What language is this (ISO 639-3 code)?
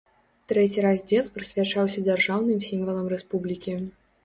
bel